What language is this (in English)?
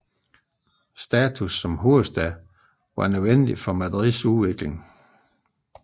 Danish